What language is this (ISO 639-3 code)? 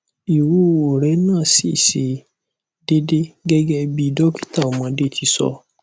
yor